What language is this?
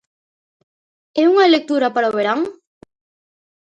Galician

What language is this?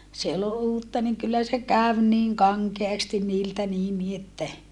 Finnish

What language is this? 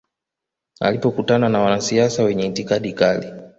Swahili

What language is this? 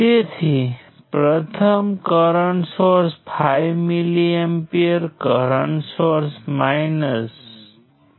Gujarati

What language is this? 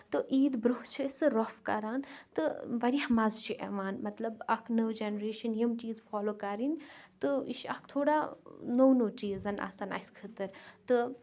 Kashmiri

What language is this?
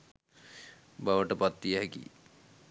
Sinhala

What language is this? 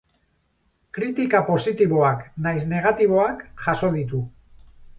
Basque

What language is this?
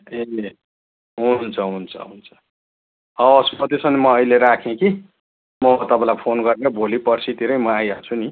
Nepali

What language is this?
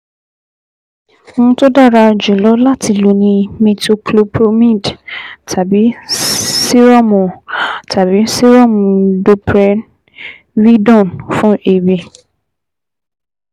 Yoruba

